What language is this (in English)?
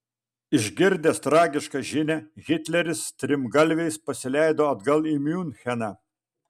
Lithuanian